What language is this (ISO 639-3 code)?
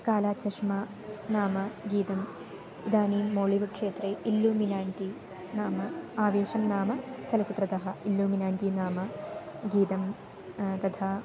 san